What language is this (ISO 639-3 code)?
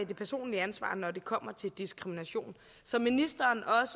dan